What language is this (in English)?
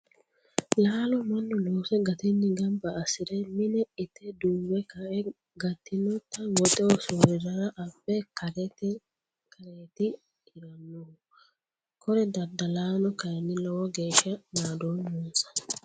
Sidamo